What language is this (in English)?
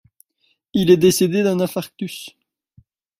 French